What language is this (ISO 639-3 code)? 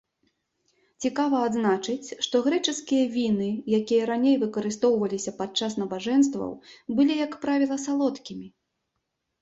bel